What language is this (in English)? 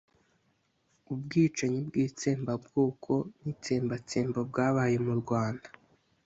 Kinyarwanda